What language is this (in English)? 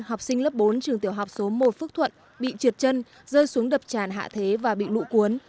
Vietnamese